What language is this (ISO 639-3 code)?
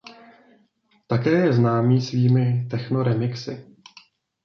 ces